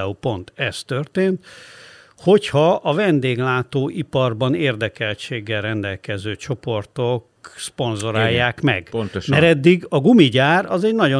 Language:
Hungarian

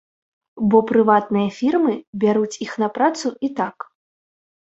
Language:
Belarusian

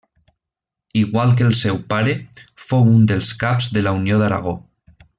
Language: Catalan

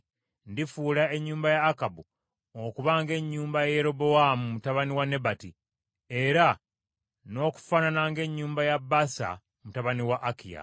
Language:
Ganda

